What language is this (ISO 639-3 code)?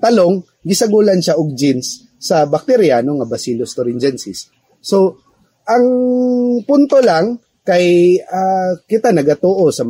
fil